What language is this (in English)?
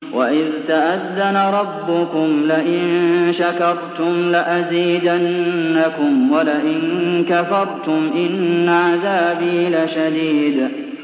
Arabic